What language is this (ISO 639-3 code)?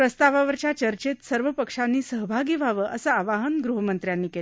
mar